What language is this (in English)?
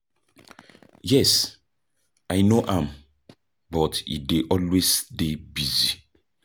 Nigerian Pidgin